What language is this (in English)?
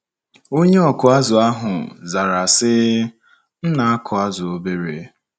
Igbo